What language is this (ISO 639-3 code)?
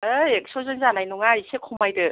brx